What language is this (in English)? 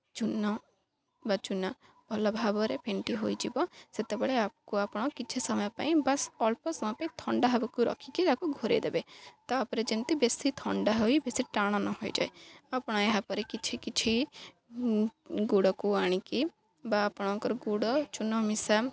Odia